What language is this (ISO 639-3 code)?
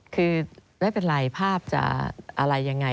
tha